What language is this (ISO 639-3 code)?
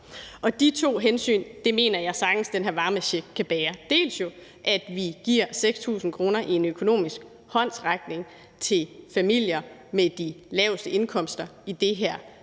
dan